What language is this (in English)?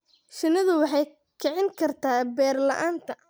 Somali